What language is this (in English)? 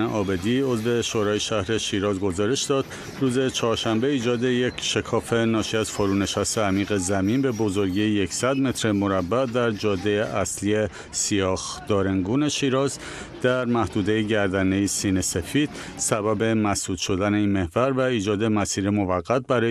Persian